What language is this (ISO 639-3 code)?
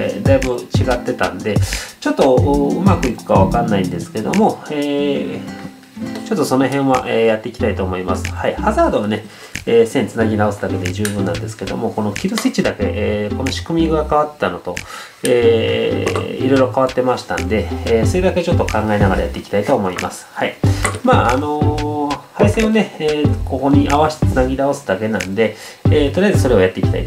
jpn